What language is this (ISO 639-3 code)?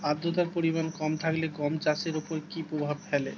ben